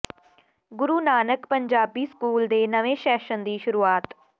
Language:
Punjabi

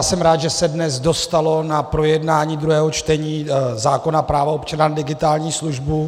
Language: Czech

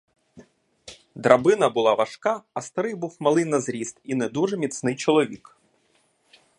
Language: Ukrainian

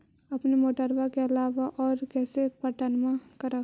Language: Magahi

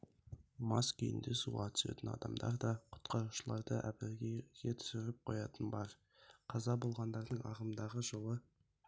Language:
Kazakh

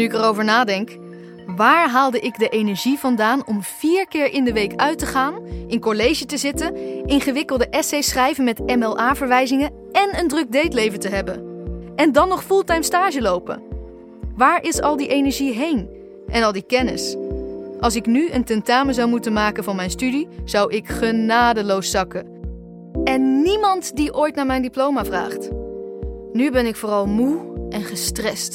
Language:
Dutch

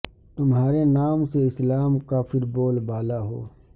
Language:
Urdu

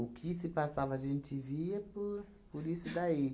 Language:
Portuguese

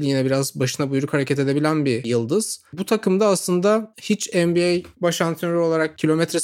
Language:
Turkish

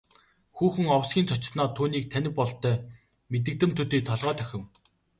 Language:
Mongolian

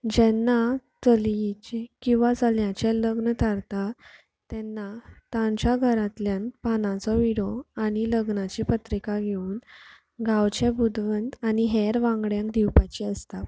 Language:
Konkani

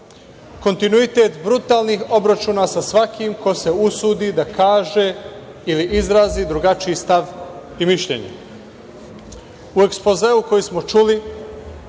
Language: Serbian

